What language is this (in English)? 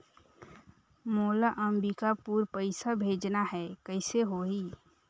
Chhattisgarhi